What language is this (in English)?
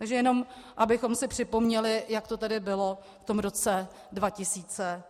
Czech